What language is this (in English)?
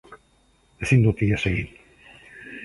Basque